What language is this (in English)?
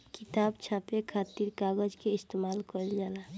Bhojpuri